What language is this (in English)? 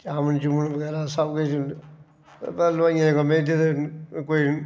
Dogri